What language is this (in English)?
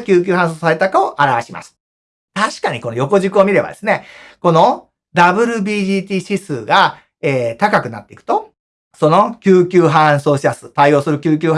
Japanese